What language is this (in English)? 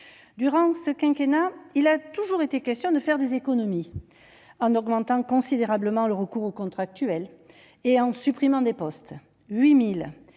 French